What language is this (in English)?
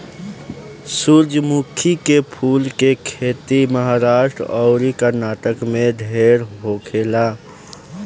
Bhojpuri